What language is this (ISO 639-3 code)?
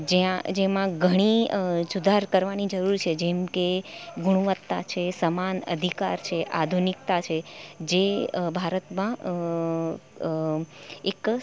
guj